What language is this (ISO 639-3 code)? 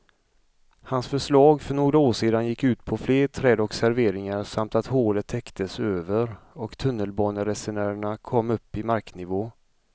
swe